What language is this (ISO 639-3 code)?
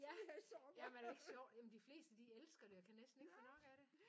dan